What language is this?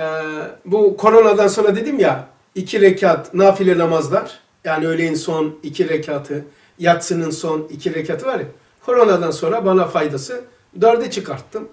Turkish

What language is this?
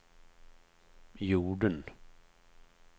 Swedish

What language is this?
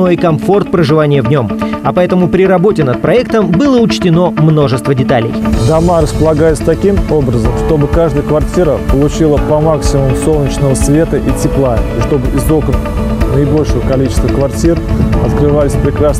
Russian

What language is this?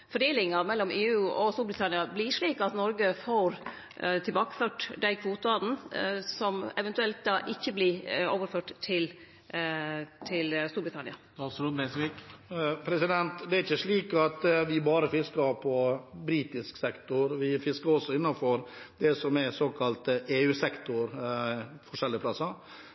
Norwegian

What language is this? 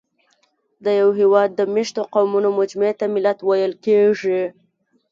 Pashto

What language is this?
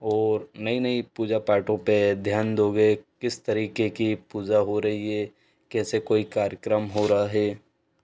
Hindi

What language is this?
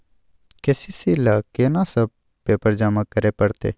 Maithili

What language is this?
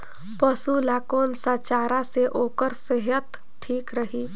Chhattisgarhi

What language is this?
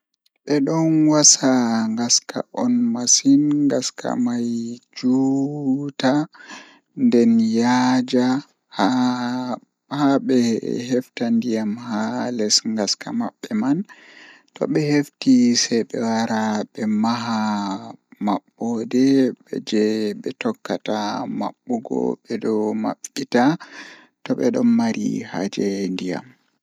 Fula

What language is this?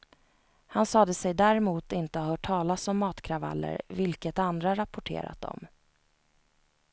Swedish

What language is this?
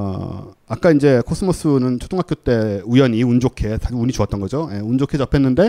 Korean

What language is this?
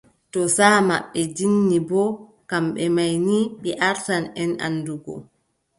Adamawa Fulfulde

